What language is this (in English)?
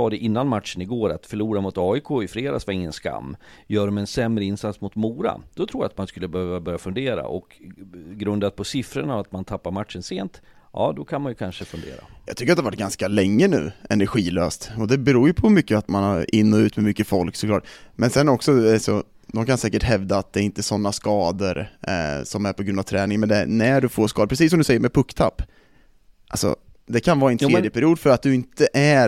Swedish